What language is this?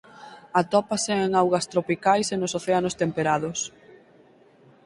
Galician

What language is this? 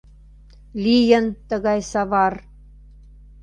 Mari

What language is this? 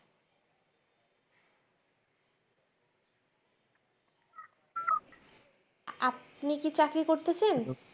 Bangla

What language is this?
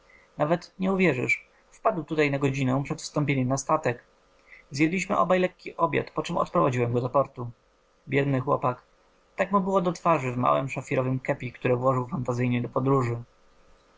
Polish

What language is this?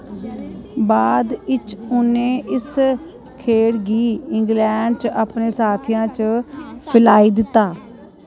Dogri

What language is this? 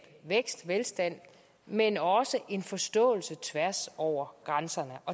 Danish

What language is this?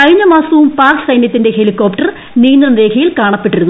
Malayalam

